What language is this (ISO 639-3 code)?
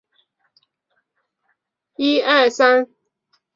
zho